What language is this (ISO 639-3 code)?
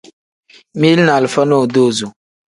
kdh